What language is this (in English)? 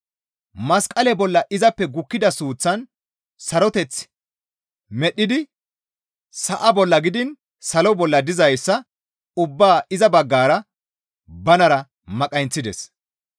Gamo